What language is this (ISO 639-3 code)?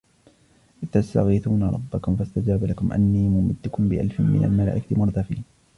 ara